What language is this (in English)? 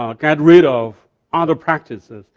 English